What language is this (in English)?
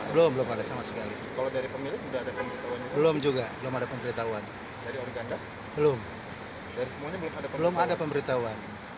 Indonesian